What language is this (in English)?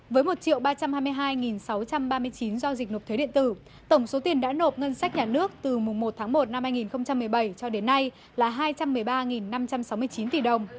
Vietnamese